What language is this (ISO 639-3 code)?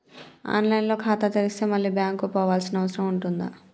tel